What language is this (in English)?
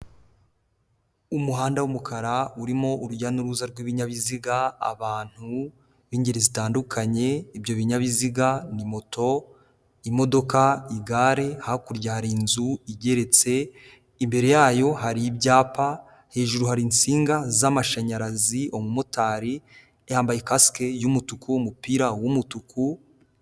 Kinyarwanda